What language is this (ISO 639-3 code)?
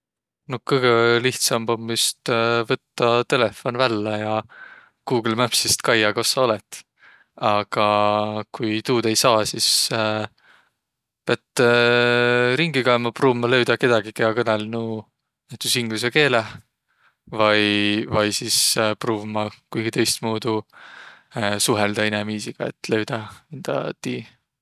vro